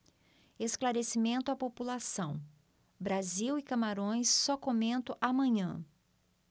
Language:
Portuguese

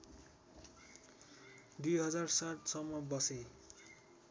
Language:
Nepali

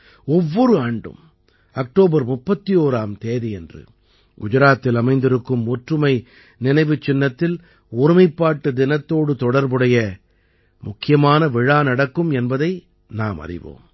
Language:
Tamil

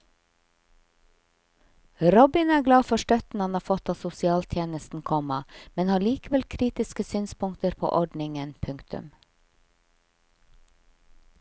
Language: Norwegian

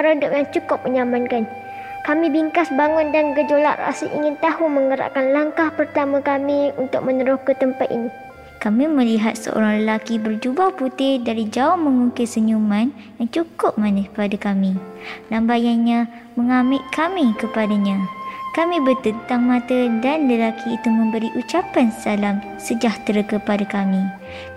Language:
Malay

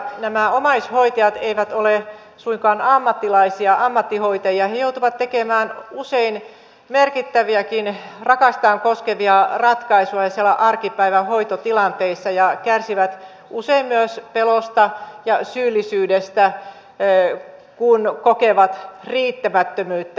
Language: Finnish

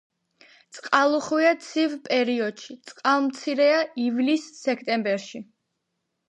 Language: Georgian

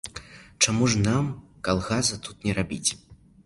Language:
Belarusian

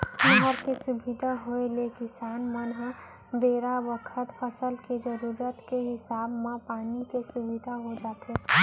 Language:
Chhattisgarhi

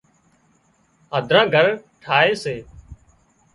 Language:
Wadiyara Koli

